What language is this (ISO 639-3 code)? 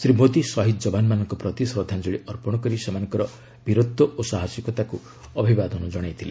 ori